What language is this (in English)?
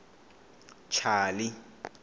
Tsonga